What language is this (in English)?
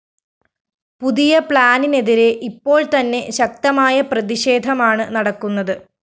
Malayalam